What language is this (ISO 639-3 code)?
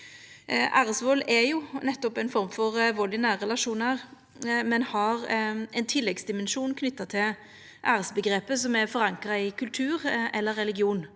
nor